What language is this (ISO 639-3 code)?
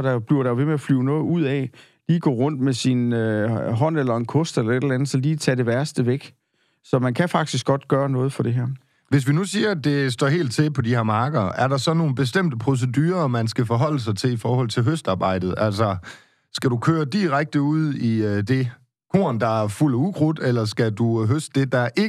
dan